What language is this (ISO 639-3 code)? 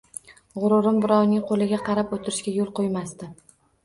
uzb